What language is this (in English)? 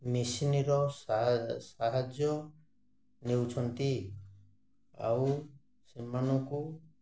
Odia